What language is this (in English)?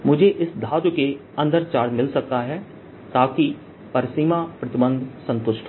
Hindi